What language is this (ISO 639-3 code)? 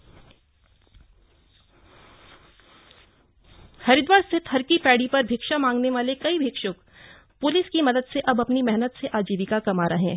hin